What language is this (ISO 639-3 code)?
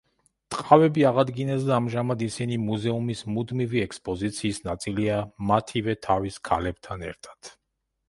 kat